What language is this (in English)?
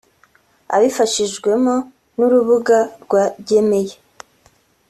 Kinyarwanda